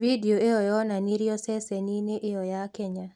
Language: Kikuyu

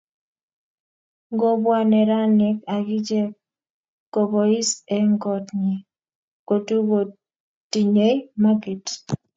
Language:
Kalenjin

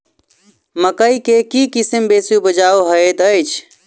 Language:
Maithili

